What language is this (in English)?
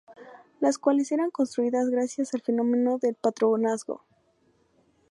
Spanish